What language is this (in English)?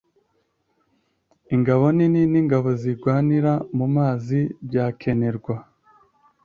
Kinyarwanda